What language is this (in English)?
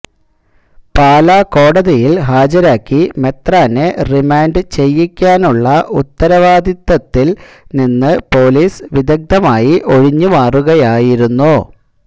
Malayalam